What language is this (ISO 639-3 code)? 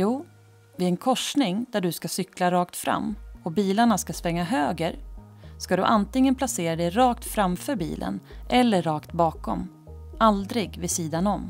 swe